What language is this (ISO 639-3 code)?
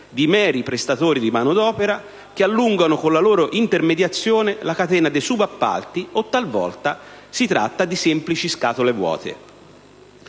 ita